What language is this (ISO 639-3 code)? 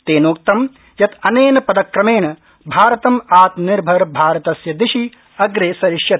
san